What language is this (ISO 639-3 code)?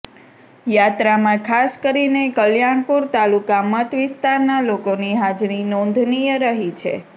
guj